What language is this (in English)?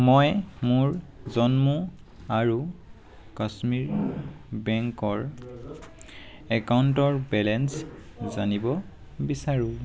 Assamese